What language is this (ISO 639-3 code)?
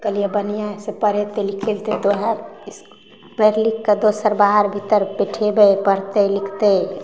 mai